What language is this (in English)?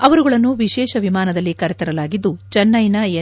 Kannada